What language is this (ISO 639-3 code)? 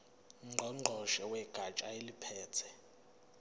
zul